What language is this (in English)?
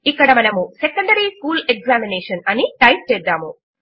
Telugu